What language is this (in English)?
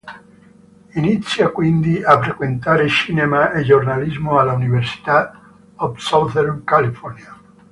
Italian